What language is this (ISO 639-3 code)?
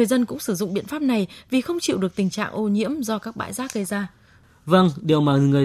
vie